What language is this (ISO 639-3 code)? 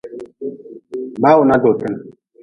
nmz